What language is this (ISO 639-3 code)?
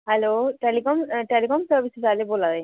doi